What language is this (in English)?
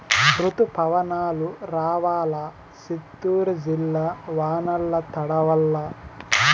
Telugu